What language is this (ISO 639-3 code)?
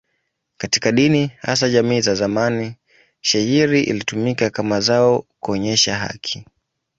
swa